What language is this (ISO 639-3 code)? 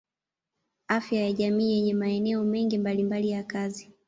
swa